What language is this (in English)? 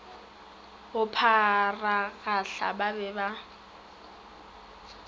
Northern Sotho